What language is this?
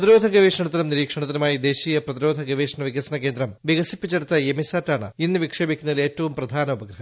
Malayalam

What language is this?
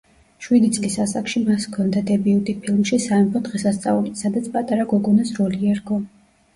Georgian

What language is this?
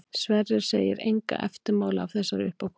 Icelandic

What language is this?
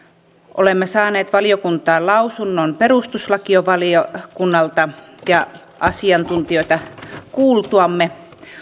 Finnish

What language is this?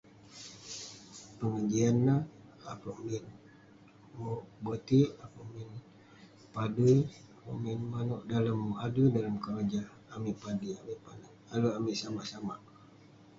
Western Penan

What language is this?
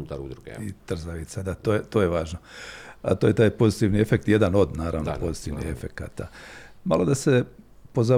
Croatian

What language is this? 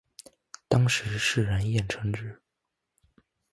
Chinese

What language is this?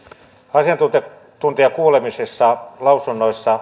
Finnish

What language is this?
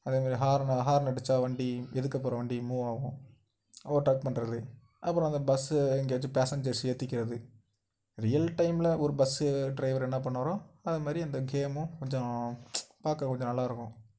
Tamil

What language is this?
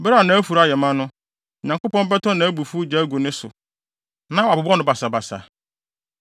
Akan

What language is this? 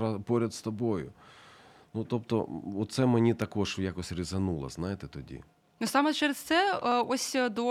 Ukrainian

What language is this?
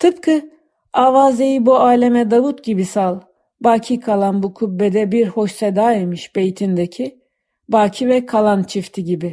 Turkish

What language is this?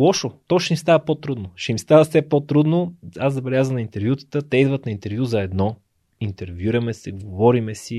Bulgarian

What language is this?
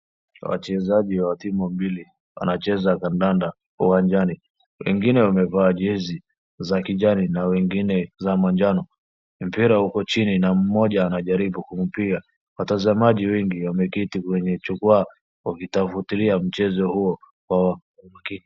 Swahili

